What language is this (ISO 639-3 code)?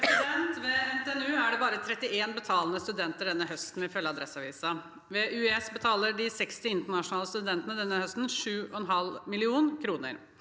nor